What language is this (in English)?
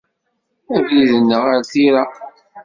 Kabyle